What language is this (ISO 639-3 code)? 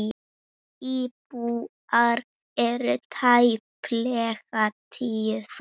isl